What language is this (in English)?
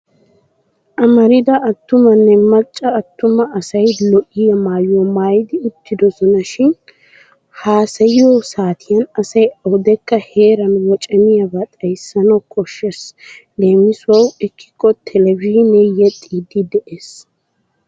Wolaytta